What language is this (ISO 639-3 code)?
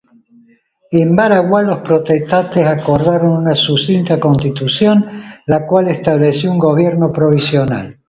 spa